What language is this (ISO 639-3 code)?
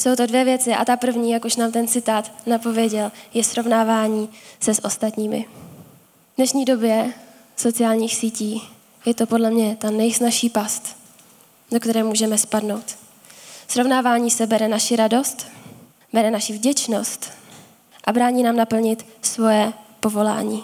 ces